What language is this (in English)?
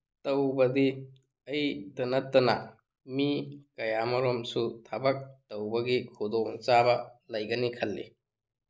Manipuri